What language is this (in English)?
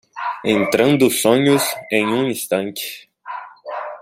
Portuguese